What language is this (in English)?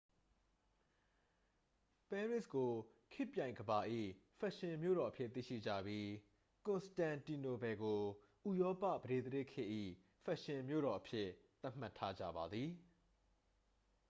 Burmese